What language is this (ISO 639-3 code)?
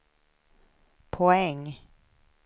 swe